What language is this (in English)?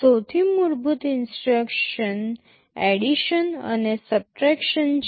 Gujarati